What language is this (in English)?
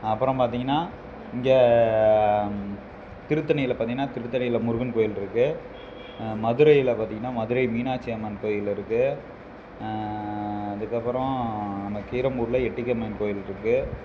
Tamil